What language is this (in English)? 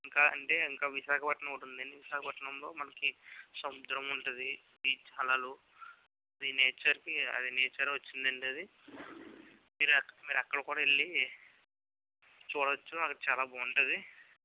Telugu